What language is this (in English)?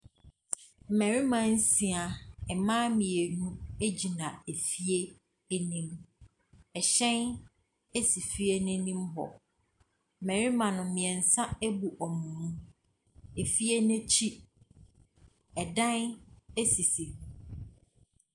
Akan